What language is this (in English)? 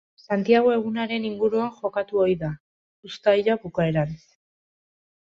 Basque